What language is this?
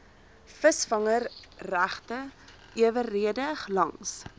Afrikaans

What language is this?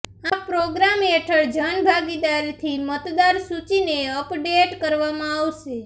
Gujarati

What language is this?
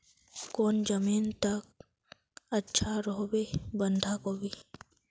Magahi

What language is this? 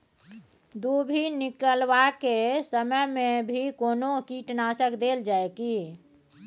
Maithili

